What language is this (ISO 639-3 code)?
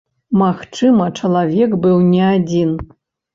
bel